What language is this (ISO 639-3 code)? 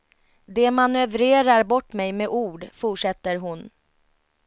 swe